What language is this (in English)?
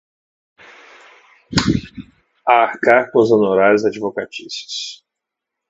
Portuguese